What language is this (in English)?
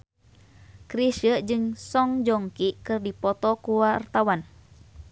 Sundanese